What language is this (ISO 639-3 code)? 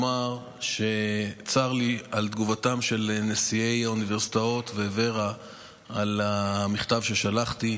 heb